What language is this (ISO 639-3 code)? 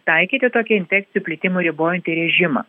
lit